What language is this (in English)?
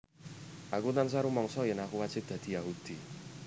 Javanese